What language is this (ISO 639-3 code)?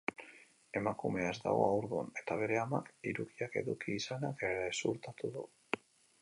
eus